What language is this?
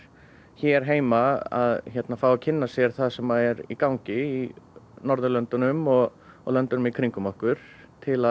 Icelandic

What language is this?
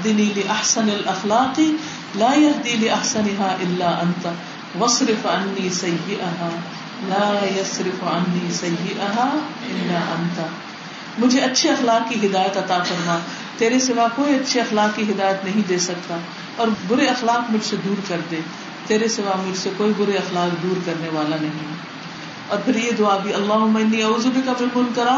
Urdu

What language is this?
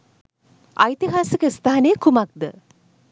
Sinhala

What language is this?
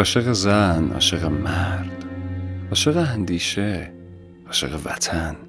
Persian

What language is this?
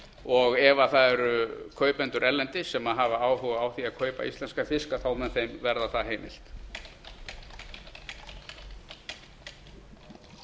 Icelandic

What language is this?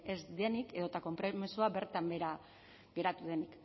Basque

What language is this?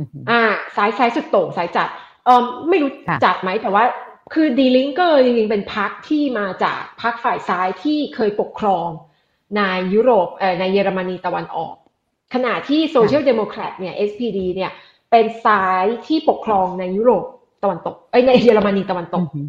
Thai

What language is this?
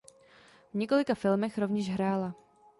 Czech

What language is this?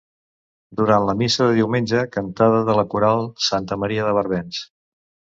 Catalan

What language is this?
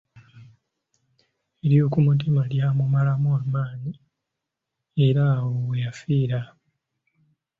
Ganda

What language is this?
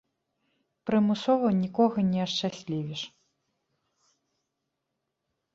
Belarusian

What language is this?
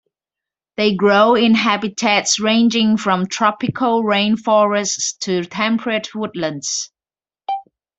English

